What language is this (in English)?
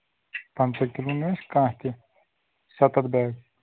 Kashmiri